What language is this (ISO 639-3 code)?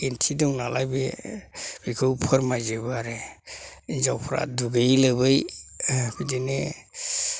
brx